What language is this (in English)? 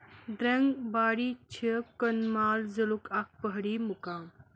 Kashmiri